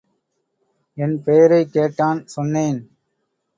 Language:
Tamil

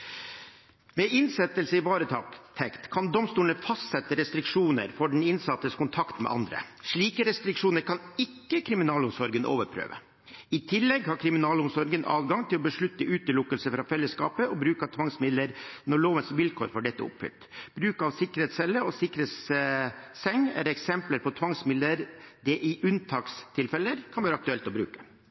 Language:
Norwegian Bokmål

